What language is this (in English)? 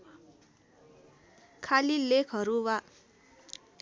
Nepali